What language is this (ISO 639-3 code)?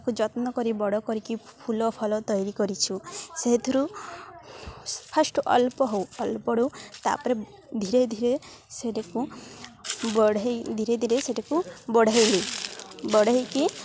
ori